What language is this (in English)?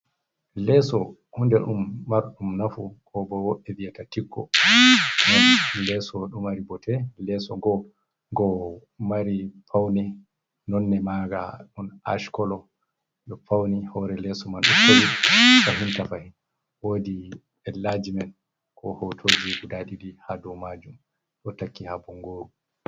Fula